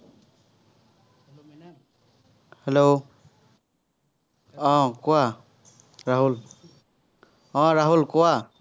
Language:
Assamese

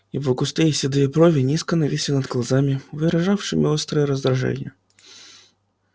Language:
Russian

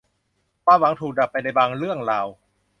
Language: Thai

